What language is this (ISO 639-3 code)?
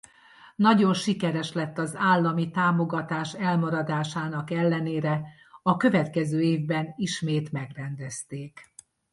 hun